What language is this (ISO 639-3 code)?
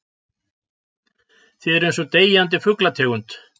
isl